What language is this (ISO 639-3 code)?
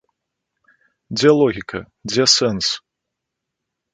bel